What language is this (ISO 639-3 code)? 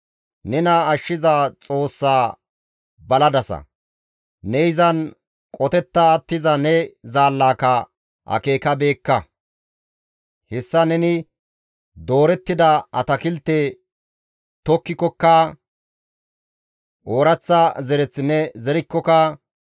gmv